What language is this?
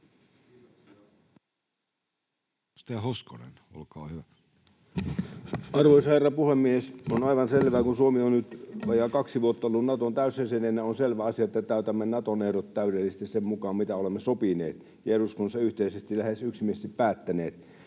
Finnish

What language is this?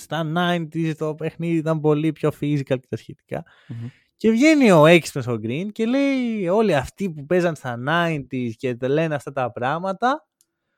Greek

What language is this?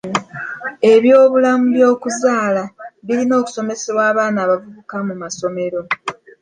Ganda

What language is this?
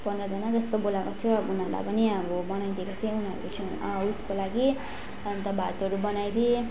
Nepali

